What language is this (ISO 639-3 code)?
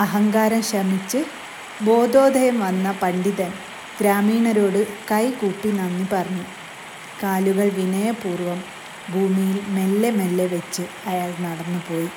mal